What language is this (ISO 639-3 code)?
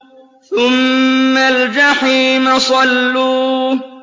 ara